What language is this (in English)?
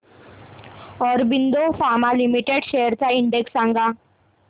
Marathi